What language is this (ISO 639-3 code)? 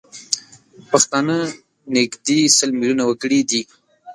pus